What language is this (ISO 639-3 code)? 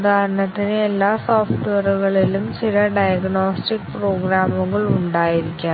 mal